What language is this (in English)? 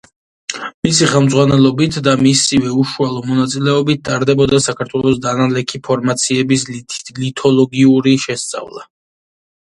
Georgian